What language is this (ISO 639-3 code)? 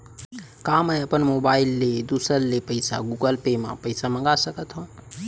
hne